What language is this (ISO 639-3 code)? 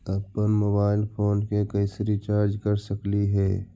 mag